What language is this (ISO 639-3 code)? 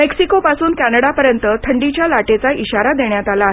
mar